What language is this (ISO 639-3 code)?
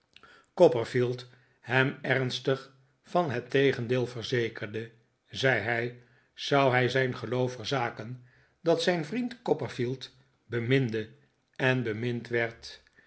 nld